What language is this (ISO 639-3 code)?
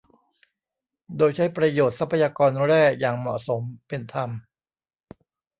tha